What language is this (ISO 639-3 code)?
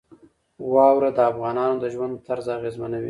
pus